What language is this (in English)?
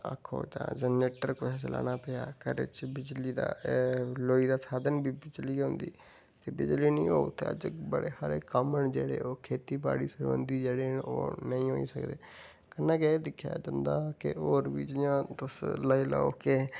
Dogri